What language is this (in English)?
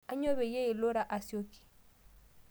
Masai